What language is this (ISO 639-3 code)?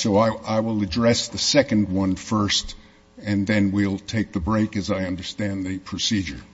eng